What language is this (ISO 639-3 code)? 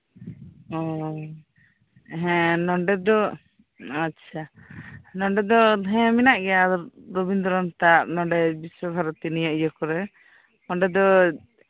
sat